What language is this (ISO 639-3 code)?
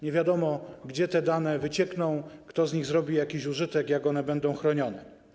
pol